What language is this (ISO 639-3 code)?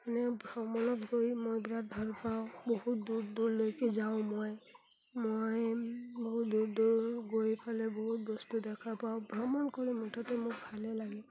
asm